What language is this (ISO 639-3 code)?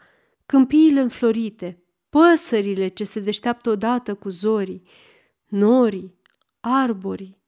ron